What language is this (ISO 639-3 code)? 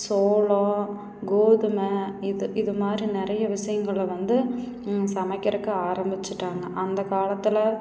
tam